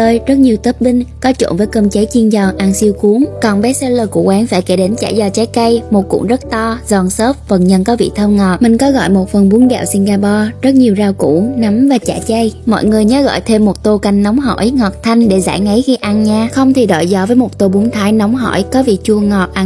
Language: Vietnamese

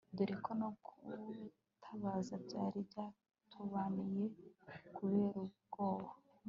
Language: Kinyarwanda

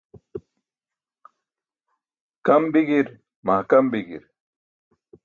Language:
Burushaski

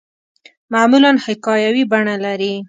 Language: Pashto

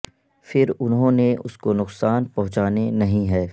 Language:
Urdu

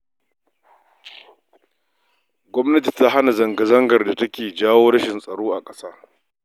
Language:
Hausa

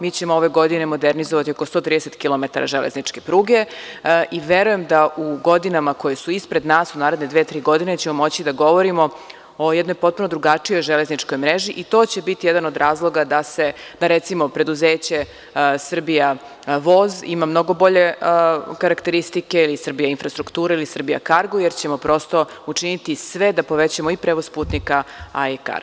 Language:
Serbian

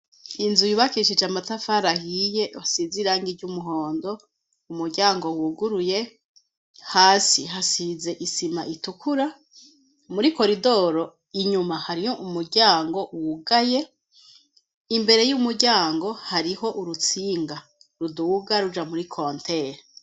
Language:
Rundi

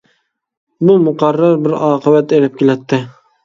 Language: Uyghur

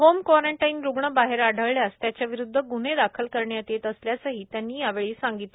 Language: Marathi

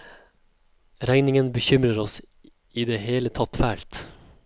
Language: Norwegian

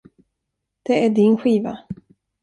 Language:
Swedish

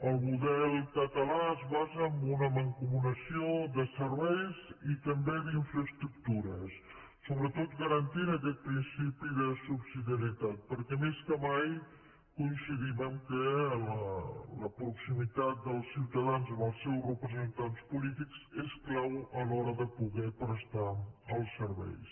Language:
Catalan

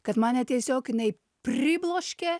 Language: Lithuanian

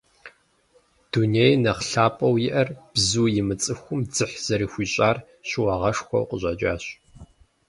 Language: Kabardian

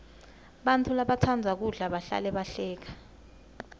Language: Swati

